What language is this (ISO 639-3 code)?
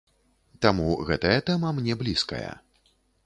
bel